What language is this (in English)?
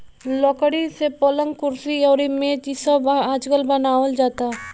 Bhojpuri